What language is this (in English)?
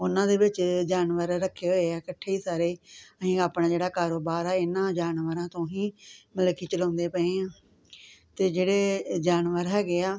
Punjabi